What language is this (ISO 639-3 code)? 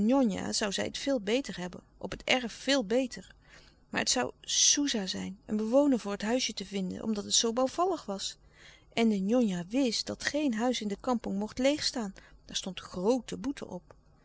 nld